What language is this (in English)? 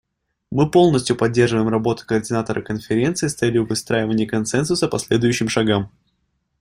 Russian